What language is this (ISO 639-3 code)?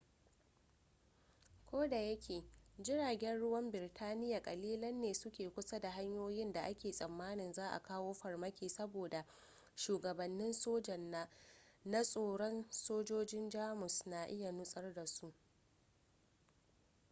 hau